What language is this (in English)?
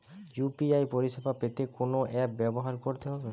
Bangla